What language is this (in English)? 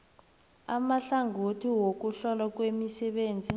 South Ndebele